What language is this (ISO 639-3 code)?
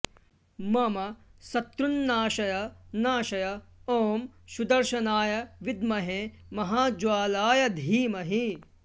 san